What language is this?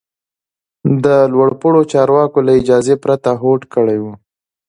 Pashto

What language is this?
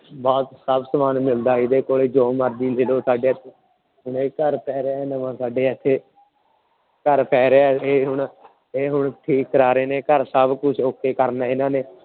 Punjabi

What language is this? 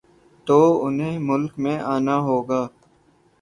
Urdu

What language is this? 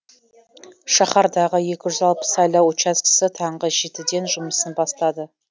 Kazakh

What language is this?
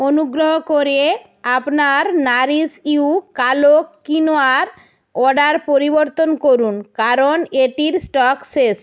Bangla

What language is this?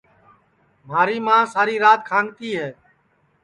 Sansi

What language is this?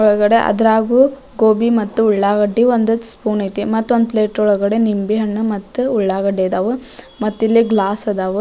Kannada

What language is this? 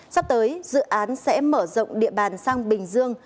Vietnamese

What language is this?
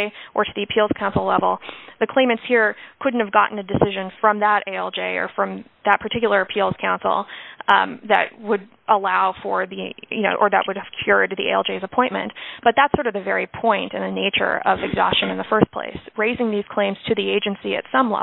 English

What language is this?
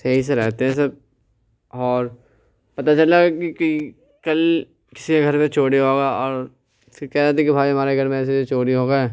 Urdu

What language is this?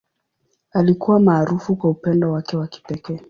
Swahili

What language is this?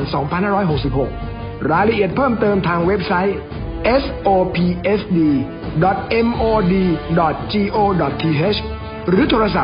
Thai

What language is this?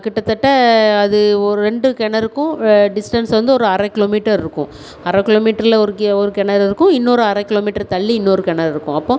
Tamil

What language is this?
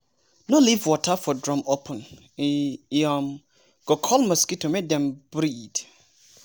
Nigerian Pidgin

